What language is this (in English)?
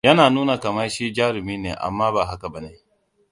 Hausa